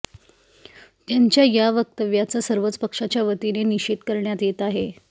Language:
Marathi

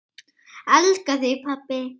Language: Icelandic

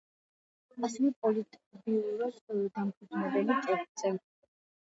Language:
Georgian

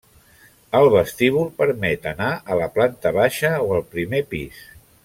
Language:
Catalan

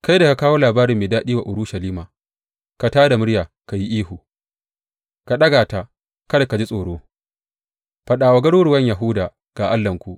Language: Hausa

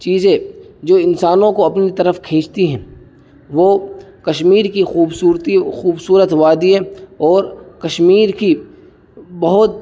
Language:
Urdu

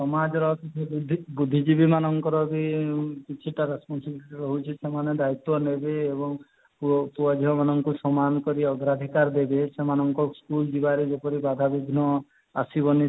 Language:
Odia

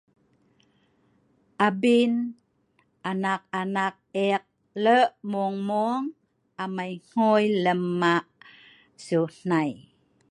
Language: Sa'ban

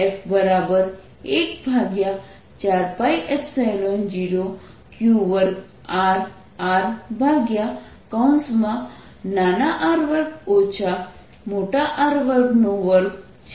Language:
Gujarati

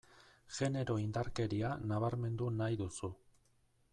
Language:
Basque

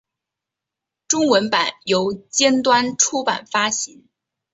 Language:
Chinese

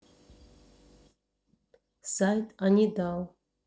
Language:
Russian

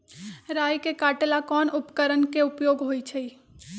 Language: Magahi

